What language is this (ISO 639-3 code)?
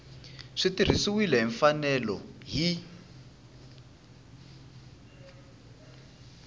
tso